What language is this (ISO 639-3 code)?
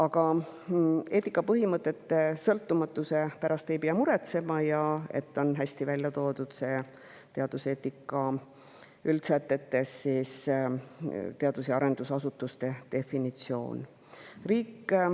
est